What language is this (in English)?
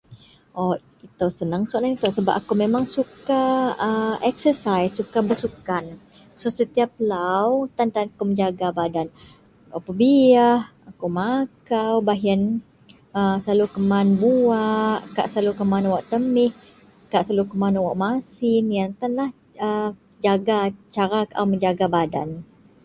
Central Melanau